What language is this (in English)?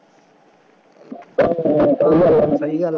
Punjabi